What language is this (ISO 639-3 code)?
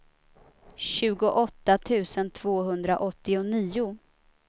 swe